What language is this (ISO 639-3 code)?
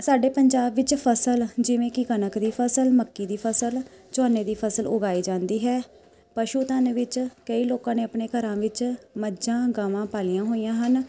pan